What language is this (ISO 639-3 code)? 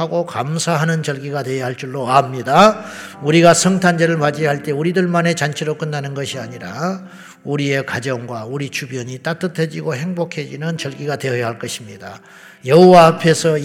kor